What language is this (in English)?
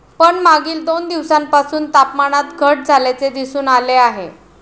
Marathi